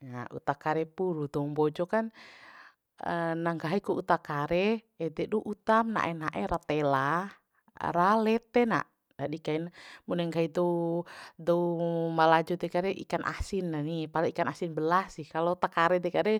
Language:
Bima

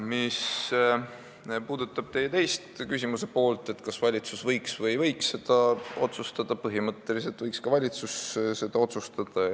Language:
Estonian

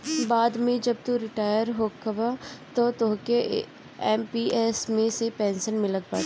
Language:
Bhojpuri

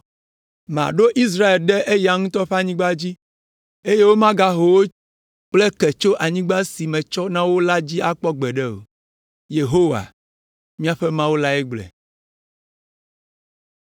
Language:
Ewe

